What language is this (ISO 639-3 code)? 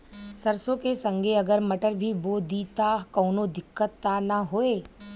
bho